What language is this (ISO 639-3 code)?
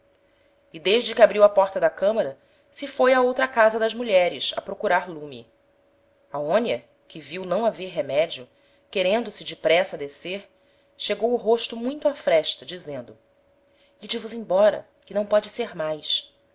por